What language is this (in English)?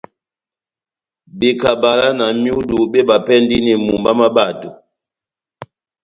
Batanga